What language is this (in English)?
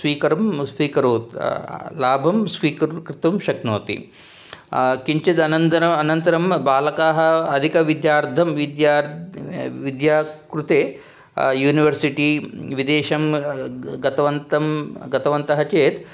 Sanskrit